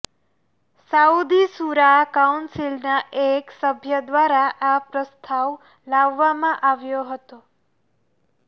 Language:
Gujarati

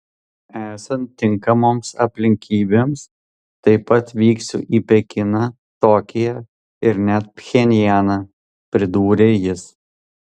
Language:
Lithuanian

